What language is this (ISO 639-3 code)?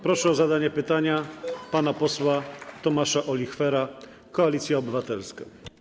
pol